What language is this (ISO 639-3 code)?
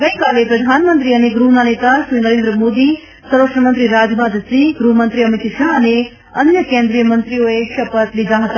guj